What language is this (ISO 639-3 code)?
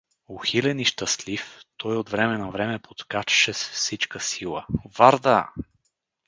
bul